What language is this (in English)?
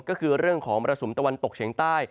Thai